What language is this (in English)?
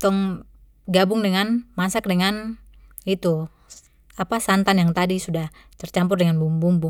Papuan Malay